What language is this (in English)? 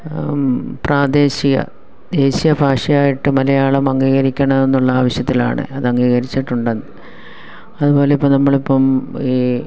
Malayalam